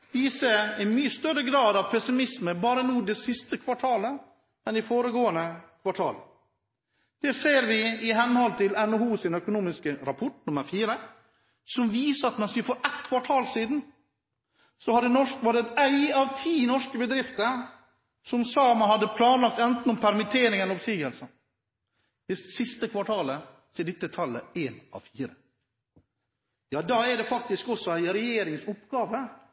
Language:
Norwegian Bokmål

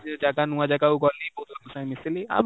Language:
Odia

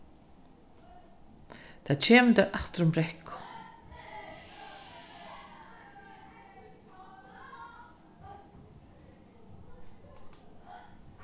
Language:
Faroese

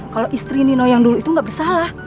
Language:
Indonesian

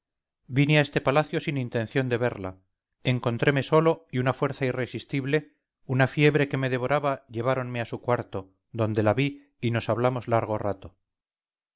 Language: Spanish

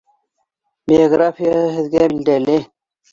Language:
Bashkir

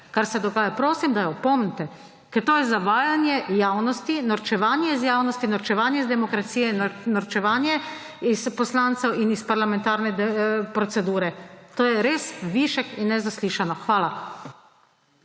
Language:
Slovenian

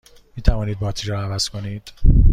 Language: Persian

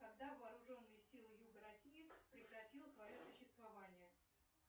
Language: Russian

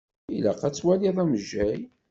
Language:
Kabyle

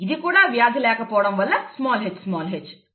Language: Telugu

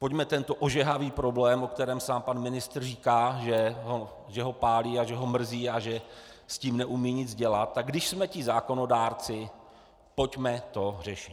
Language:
Czech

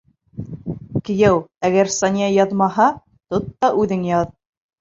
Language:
Bashkir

